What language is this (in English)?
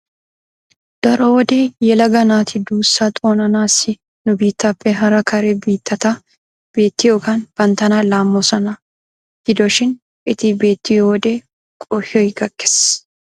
Wolaytta